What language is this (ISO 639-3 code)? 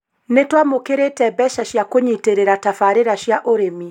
kik